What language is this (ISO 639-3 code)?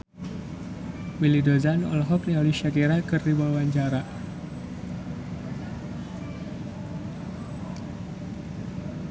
sun